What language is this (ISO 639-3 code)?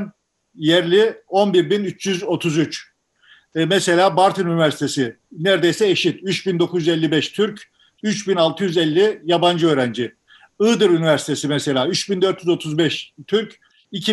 tur